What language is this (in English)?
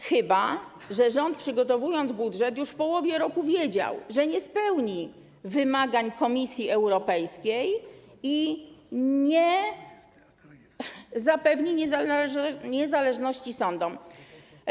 Polish